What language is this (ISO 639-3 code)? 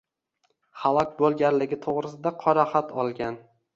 uzb